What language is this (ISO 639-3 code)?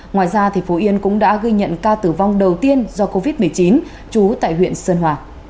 vie